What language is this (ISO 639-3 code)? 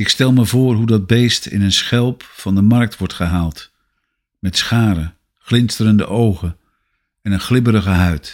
nld